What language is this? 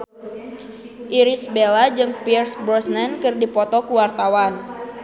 Sundanese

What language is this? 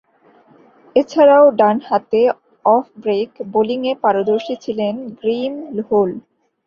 Bangla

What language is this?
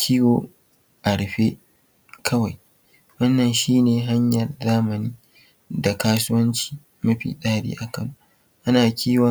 Hausa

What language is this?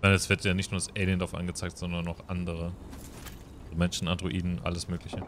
German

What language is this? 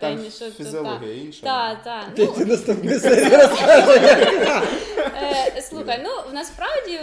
Ukrainian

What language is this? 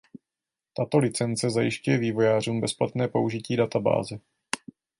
Czech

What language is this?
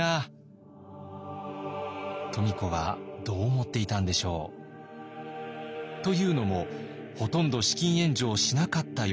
Japanese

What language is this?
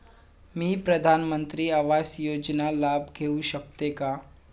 Marathi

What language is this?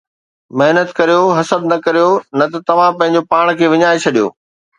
Sindhi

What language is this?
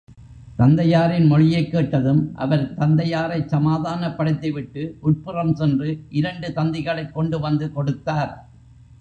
Tamil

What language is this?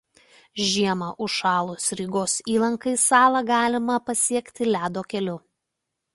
Lithuanian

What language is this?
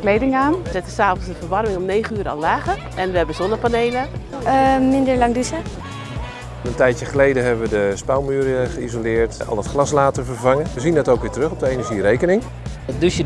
Dutch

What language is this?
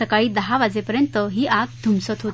Marathi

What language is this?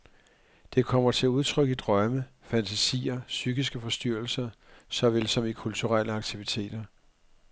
Danish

